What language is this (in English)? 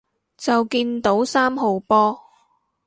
Cantonese